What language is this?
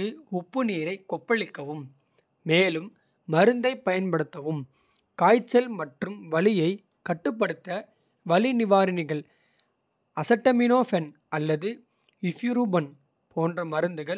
Kota (India)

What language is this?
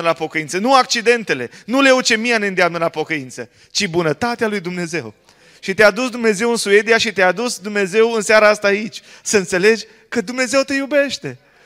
Romanian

